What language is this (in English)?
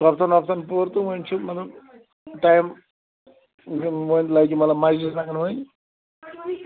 Kashmiri